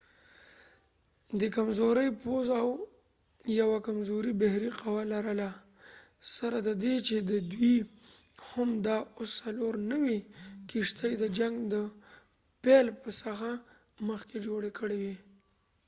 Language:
Pashto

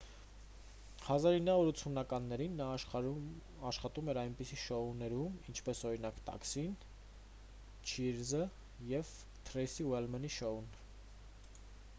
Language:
Armenian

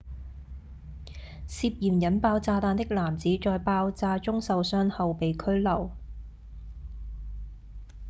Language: Cantonese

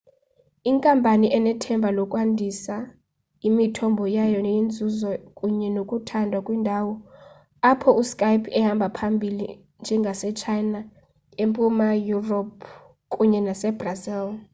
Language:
Xhosa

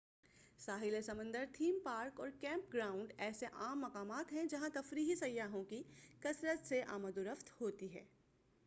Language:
Urdu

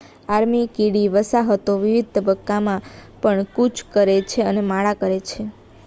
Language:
Gujarati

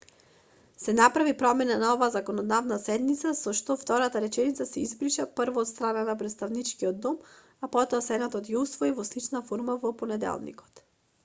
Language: Macedonian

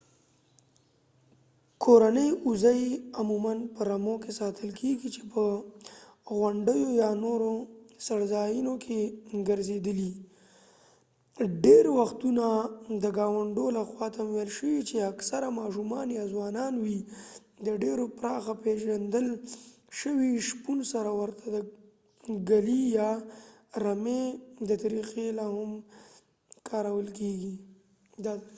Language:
Pashto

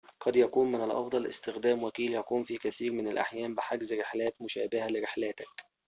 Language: Arabic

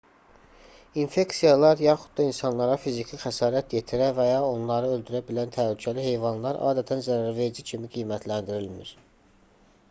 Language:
Azerbaijani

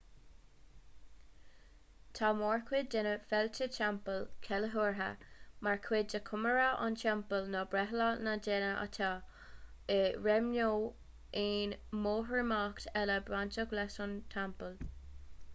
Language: Irish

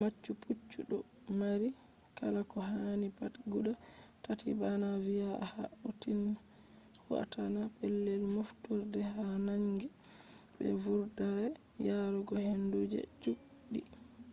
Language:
Fula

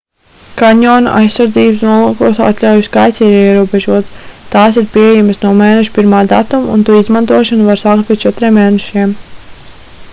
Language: Latvian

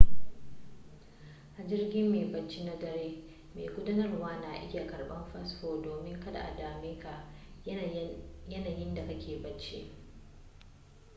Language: Hausa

